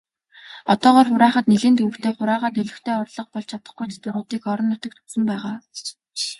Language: Mongolian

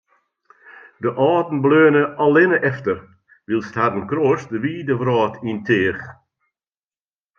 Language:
Western Frisian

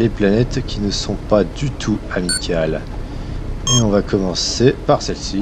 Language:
French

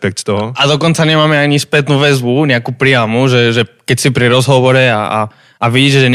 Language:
Slovak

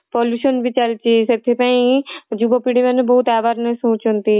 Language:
Odia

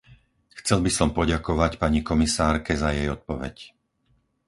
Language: Slovak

